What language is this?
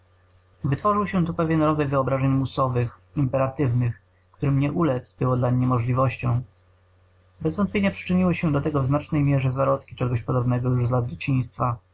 Polish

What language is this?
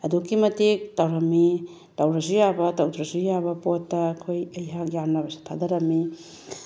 Manipuri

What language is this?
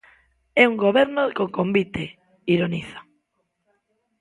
Galician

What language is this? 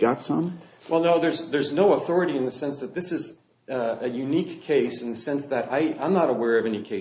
English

